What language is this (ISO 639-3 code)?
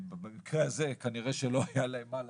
heb